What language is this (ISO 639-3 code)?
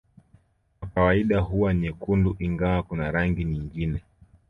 swa